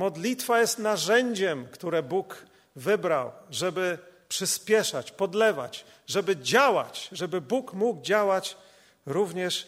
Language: Polish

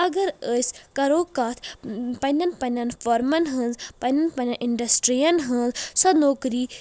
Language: Kashmiri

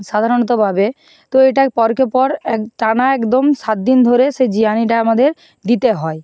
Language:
Bangla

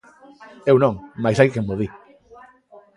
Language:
Galician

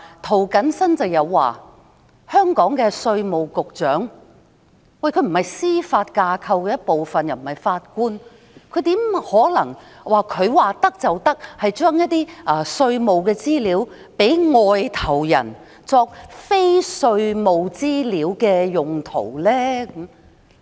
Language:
Cantonese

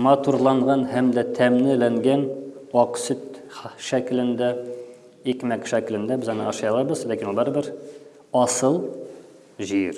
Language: Turkish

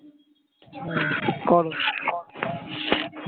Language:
Bangla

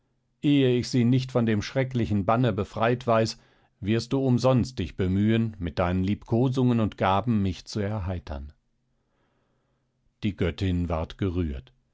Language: German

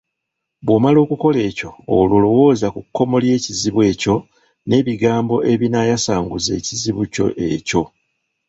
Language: Ganda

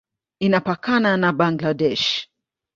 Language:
Swahili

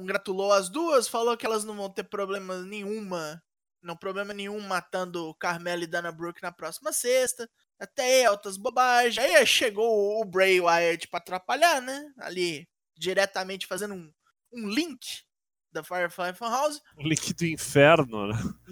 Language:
Portuguese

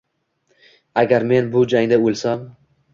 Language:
Uzbek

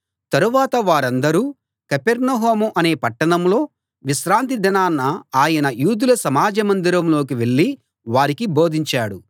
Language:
Telugu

